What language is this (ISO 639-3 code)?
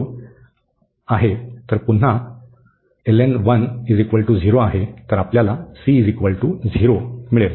mar